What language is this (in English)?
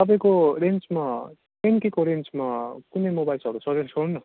Nepali